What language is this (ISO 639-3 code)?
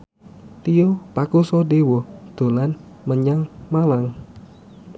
jav